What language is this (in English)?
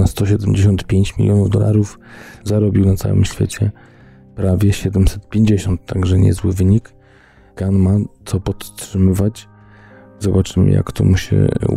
Polish